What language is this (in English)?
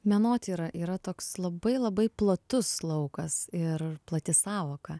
Lithuanian